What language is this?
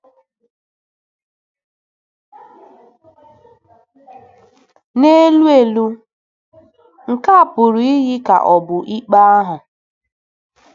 Igbo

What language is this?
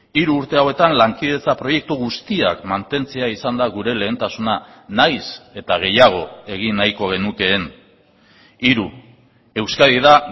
Basque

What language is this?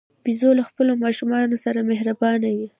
Pashto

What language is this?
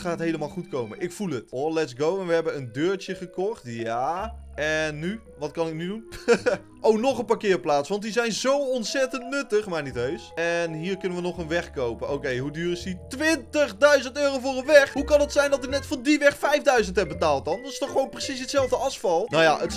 Dutch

